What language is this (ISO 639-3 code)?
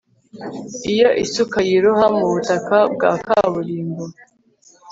kin